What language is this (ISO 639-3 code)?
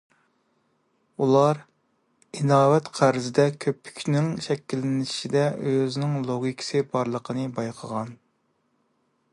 uig